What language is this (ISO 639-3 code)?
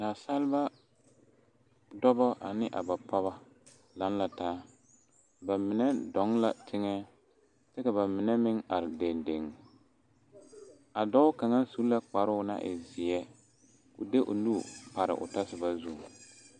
dga